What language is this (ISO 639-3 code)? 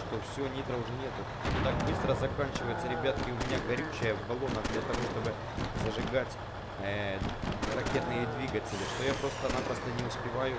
rus